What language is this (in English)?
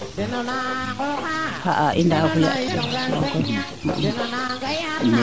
Serer